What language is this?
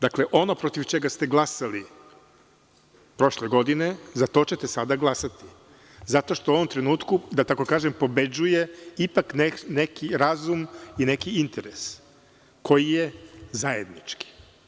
Serbian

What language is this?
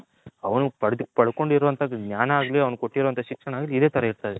Kannada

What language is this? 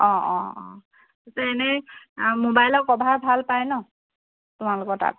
Assamese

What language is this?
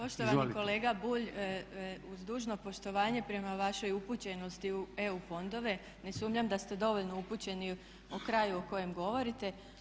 Croatian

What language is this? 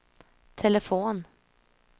Swedish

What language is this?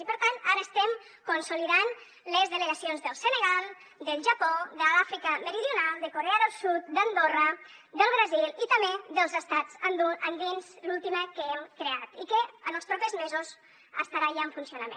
Catalan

